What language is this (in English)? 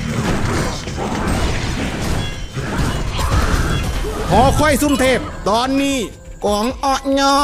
Thai